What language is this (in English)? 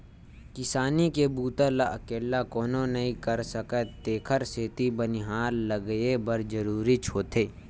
Chhattisgarhi